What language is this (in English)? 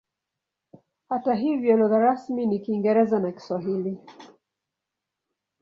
Swahili